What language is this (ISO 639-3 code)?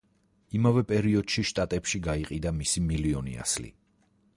kat